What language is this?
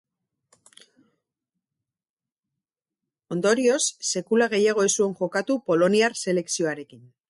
Basque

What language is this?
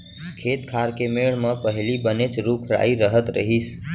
Chhattisgarhi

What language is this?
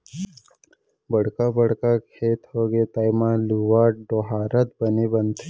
Chhattisgarhi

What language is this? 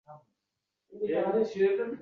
Uzbek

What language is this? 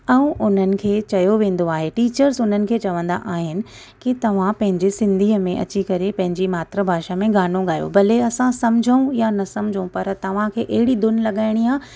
Sindhi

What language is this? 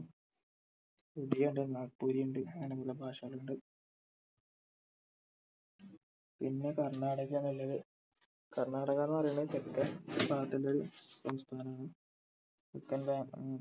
Malayalam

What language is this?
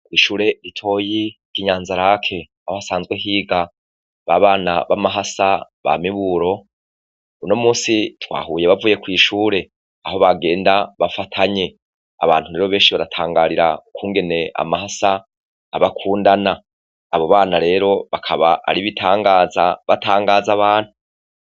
Rundi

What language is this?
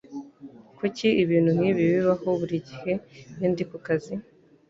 Kinyarwanda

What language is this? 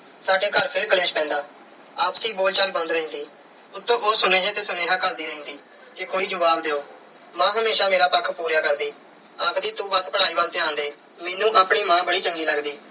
Punjabi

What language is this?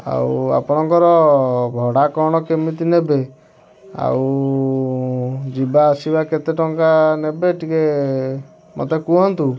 Odia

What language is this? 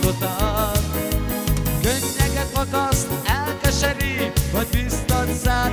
Hungarian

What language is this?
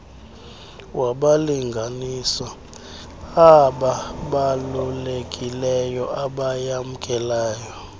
Xhosa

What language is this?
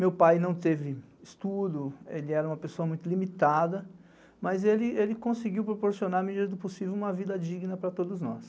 Portuguese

